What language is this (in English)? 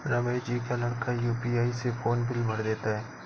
Hindi